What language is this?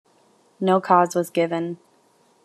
English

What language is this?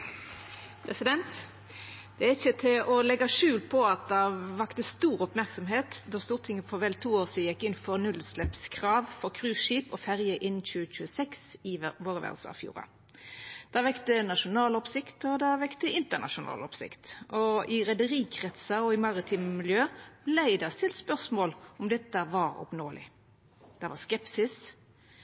Norwegian Nynorsk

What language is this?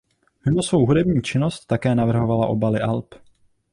Czech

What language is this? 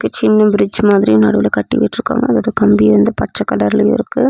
Tamil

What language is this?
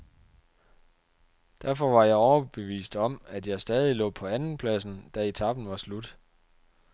Danish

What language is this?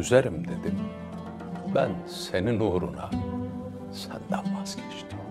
Turkish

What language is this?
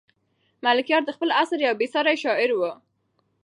Pashto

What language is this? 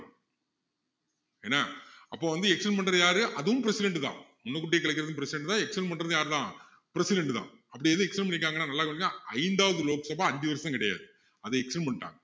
Tamil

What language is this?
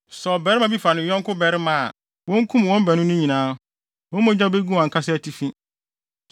Akan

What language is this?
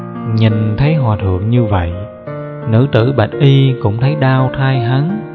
Vietnamese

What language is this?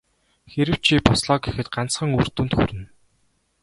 Mongolian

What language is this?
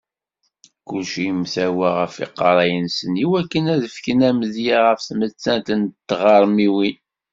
Kabyle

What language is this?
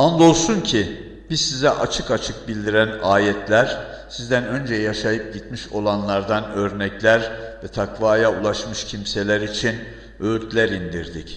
Turkish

